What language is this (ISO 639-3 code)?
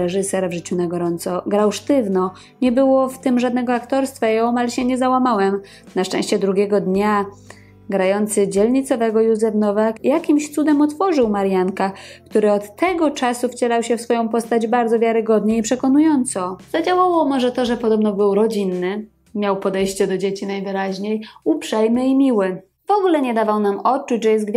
pol